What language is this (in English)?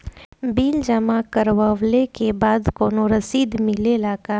Bhojpuri